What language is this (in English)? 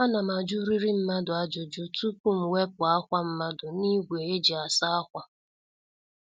Igbo